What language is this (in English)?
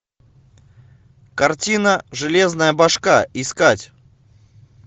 Russian